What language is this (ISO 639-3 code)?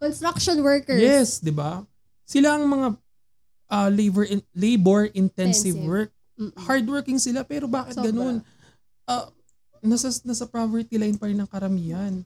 fil